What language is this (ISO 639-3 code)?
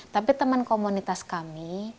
ind